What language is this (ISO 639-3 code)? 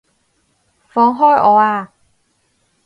yue